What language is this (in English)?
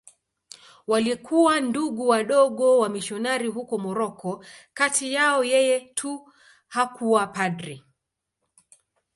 Swahili